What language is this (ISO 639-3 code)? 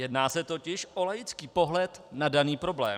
ces